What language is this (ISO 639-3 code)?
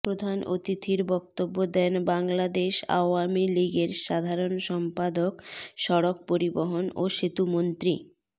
ben